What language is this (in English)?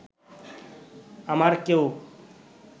Bangla